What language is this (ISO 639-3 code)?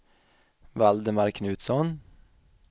swe